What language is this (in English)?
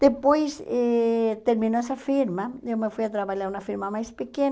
Portuguese